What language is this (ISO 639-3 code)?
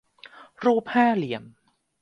tha